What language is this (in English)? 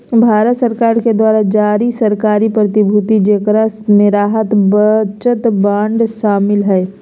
Magahi